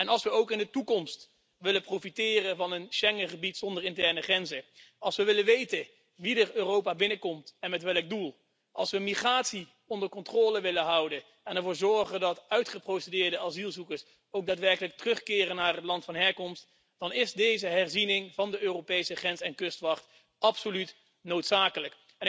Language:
Dutch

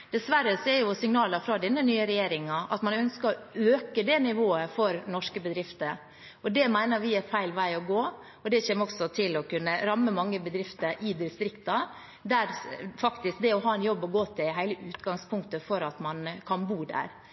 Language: Norwegian Bokmål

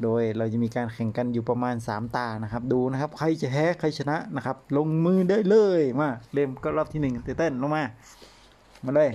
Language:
Thai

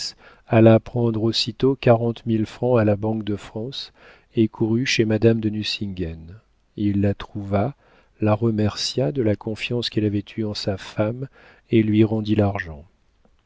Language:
French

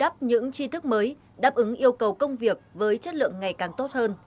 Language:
Vietnamese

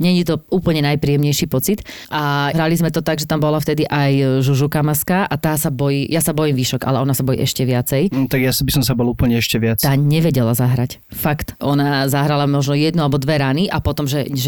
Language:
Slovak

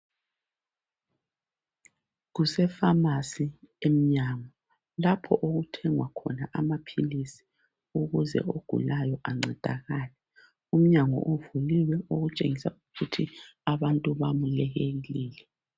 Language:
North Ndebele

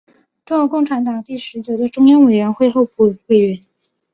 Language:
Chinese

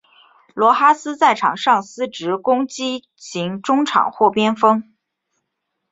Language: Chinese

